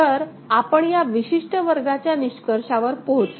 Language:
Marathi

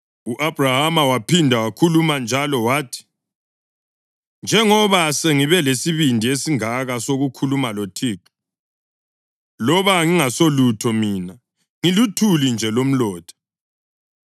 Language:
North Ndebele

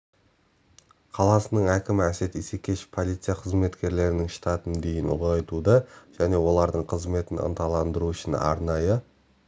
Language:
Kazakh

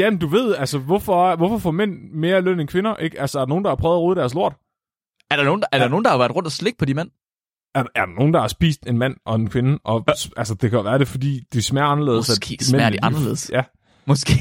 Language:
Danish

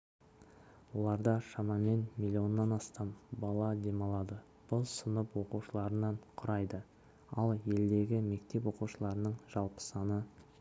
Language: Kazakh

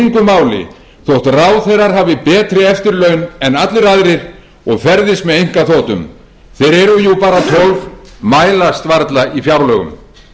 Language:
Icelandic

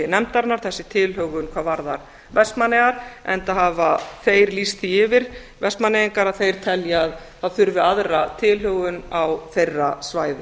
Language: Icelandic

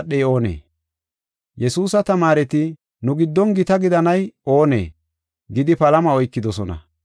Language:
Gofa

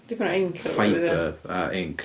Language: Welsh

